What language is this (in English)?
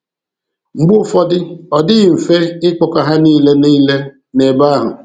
Igbo